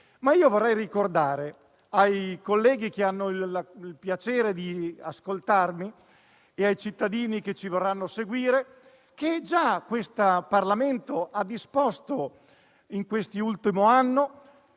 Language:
Italian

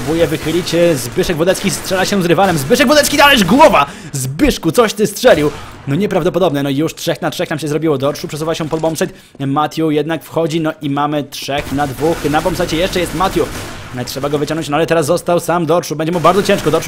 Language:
Polish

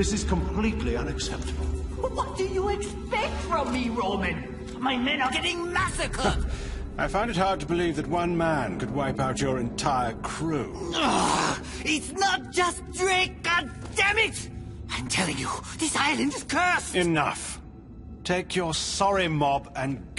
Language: English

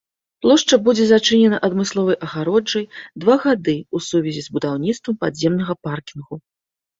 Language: Belarusian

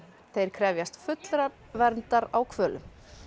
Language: Icelandic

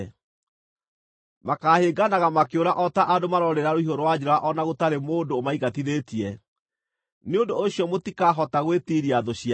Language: Kikuyu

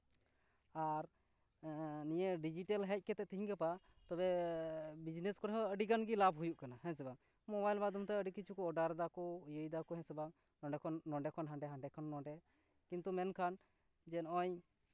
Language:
Santali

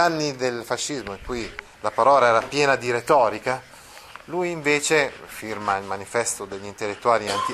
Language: Italian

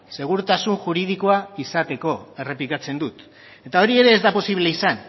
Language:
Basque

